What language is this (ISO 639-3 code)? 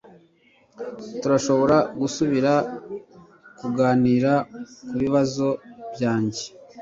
kin